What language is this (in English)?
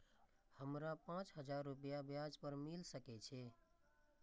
Maithili